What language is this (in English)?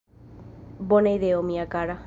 Esperanto